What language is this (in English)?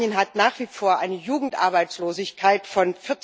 German